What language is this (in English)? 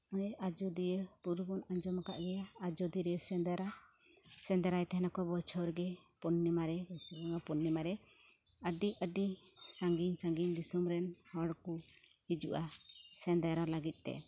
Santali